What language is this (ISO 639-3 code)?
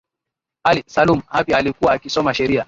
swa